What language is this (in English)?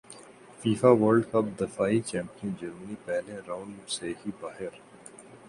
Urdu